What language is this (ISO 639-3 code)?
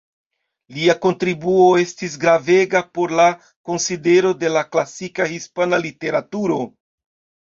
epo